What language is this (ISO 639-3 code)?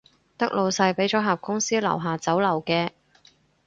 yue